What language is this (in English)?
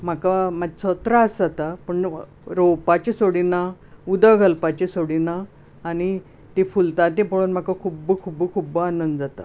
Konkani